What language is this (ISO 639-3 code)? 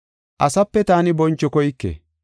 gof